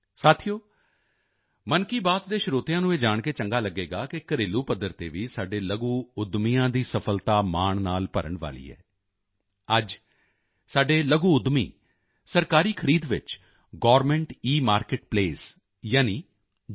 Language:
Punjabi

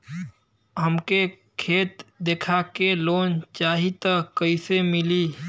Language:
Bhojpuri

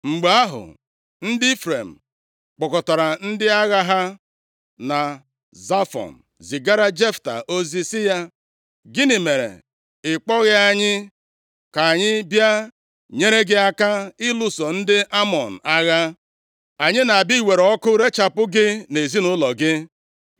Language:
Igbo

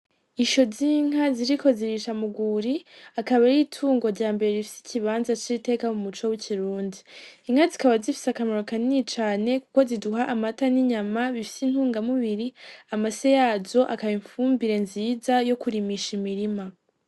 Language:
Rundi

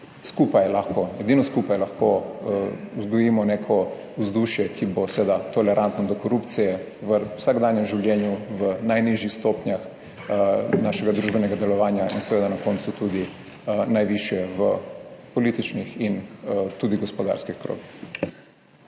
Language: Slovenian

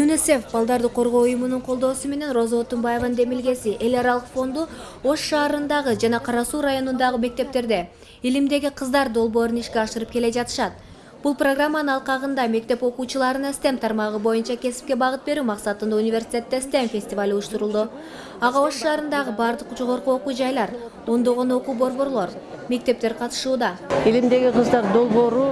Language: Turkish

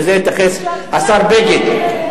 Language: Hebrew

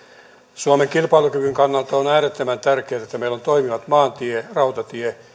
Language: Finnish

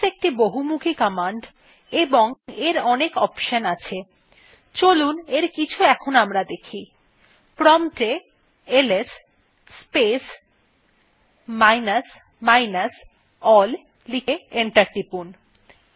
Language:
Bangla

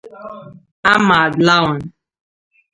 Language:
Igbo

